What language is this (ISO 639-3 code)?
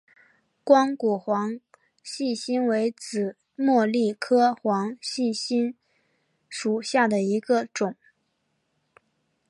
zho